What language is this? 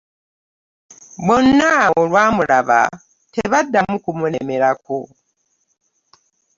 Ganda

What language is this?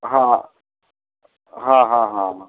Punjabi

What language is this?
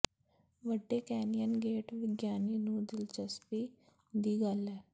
Punjabi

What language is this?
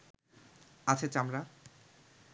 Bangla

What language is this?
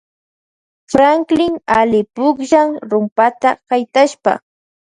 Loja Highland Quichua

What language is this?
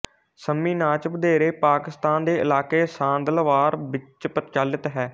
Punjabi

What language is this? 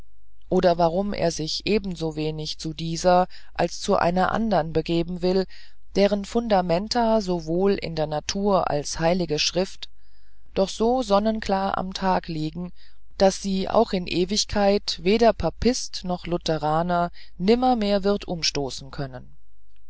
German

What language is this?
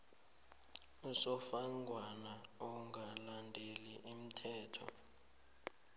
South Ndebele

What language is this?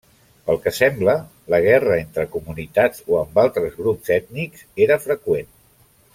Catalan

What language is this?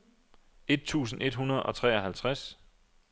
Danish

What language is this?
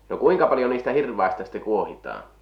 Finnish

